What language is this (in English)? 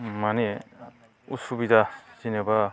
Bodo